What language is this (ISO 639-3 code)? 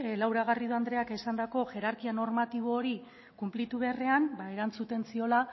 eus